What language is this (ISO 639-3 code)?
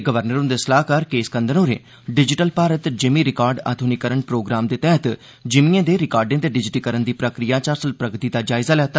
doi